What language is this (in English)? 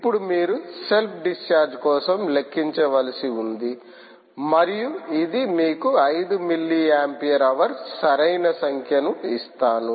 Telugu